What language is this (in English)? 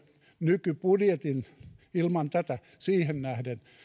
Finnish